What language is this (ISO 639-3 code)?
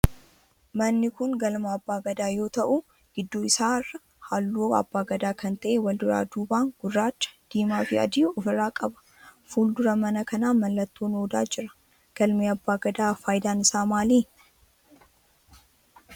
orm